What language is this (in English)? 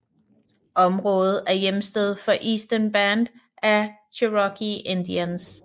Danish